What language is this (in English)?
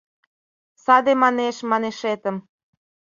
Mari